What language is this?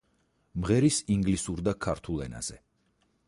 Georgian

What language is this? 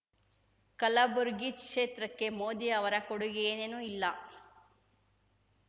Kannada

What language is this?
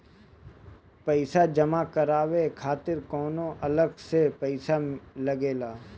Bhojpuri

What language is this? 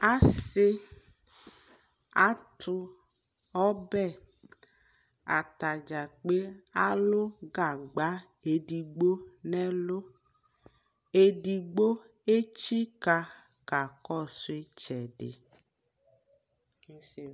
Ikposo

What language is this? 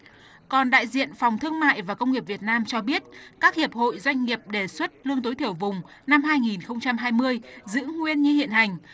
Vietnamese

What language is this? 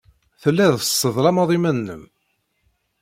Kabyle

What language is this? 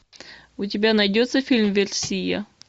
Russian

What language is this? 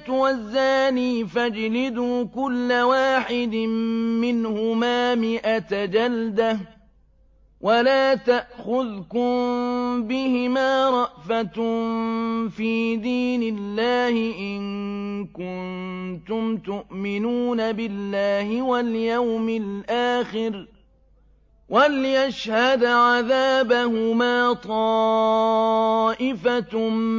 Arabic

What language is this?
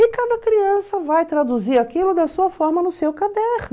Portuguese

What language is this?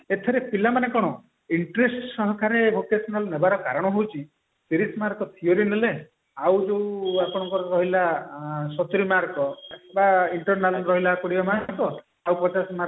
Odia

